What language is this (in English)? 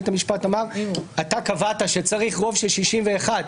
Hebrew